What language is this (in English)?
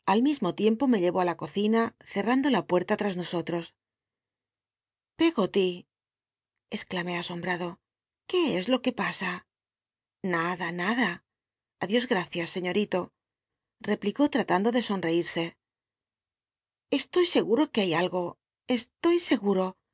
Spanish